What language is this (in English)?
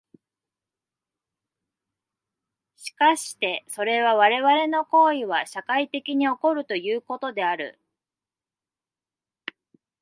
Japanese